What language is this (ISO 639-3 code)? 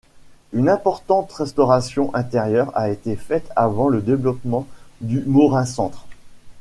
fra